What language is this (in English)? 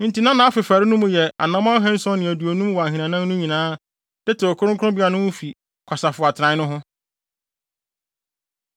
Akan